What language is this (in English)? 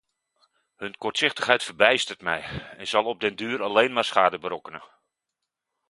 Dutch